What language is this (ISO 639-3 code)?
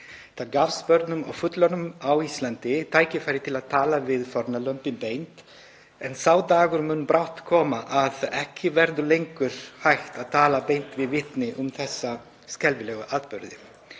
isl